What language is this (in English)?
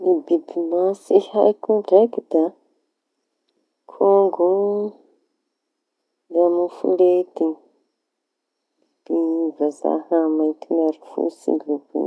Tanosy Malagasy